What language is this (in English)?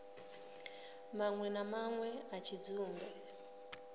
Venda